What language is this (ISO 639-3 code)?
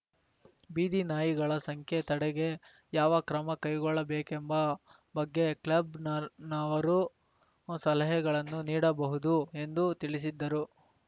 kan